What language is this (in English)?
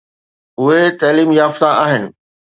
Sindhi